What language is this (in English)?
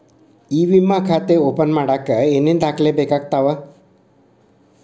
Kannada